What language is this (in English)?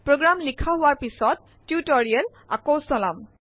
Assamese